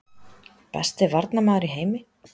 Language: Icelandic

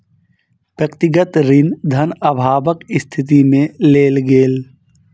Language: Maithili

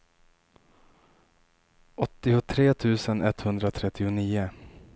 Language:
Swedish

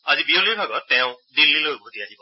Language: Assamese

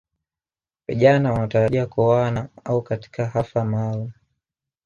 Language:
Swahili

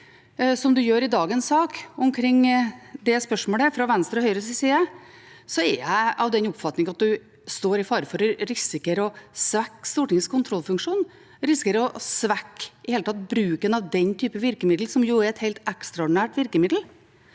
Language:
Norwegian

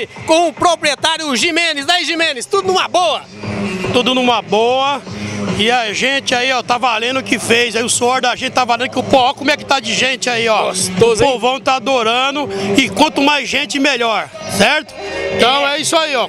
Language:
Portuguese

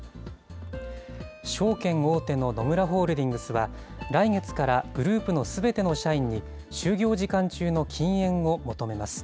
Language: Japanese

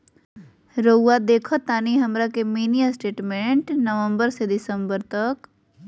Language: Magahi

